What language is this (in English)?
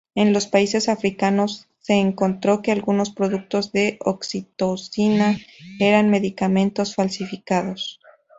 Spanish